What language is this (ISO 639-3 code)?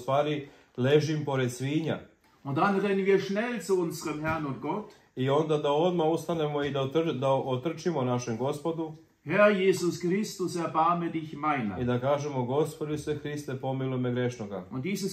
deu